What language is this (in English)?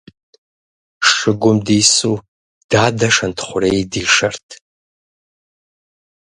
Kabardian